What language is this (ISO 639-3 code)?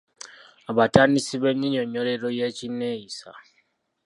lug